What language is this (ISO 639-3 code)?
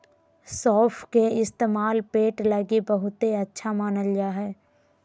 mag